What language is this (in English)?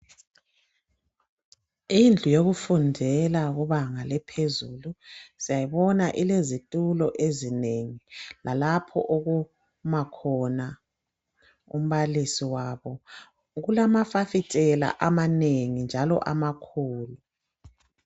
North Ndebele